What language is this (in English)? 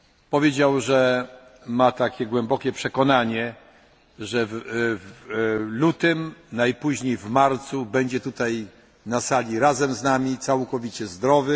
Polish